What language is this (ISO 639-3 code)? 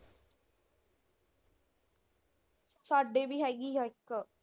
pan